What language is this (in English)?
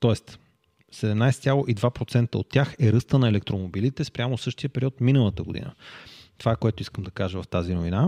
Bulgarian